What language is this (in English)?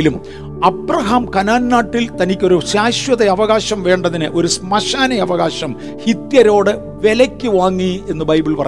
Malayalam